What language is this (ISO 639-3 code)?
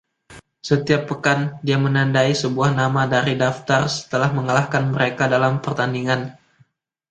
ind